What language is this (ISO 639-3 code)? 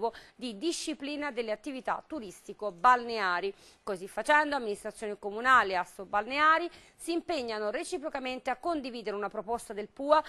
ita